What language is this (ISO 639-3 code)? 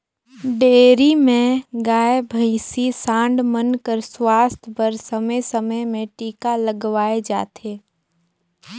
hne